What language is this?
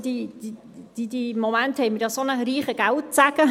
Swiss German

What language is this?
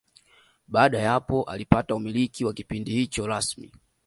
Swahili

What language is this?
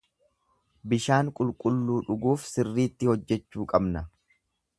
Oromo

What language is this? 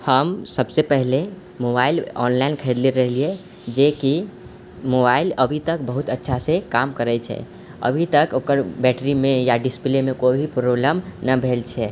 Maithili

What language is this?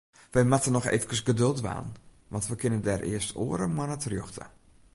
Western Frisian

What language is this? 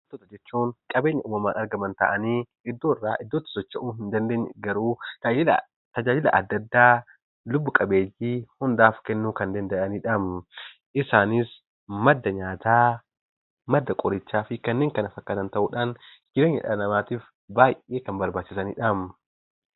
Oromo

